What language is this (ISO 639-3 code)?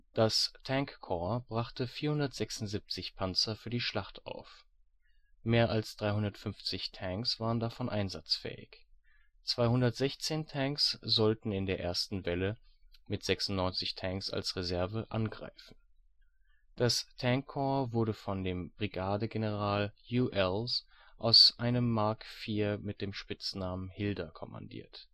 deu